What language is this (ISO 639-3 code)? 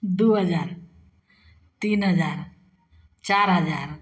mai